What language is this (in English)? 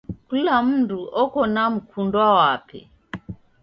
Taita